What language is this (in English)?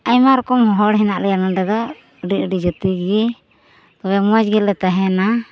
Santali